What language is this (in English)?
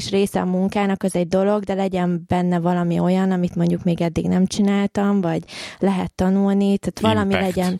Hungarian